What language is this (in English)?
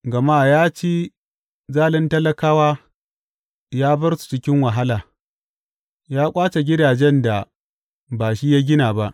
Hausa